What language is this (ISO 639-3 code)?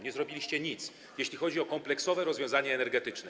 pol